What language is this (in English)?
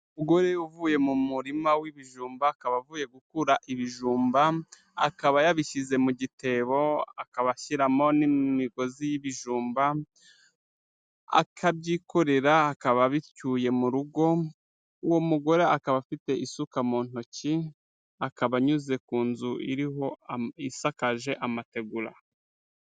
Kinyarwanda